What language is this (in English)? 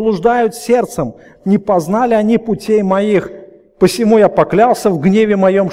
Russian